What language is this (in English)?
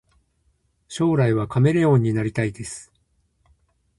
Japanese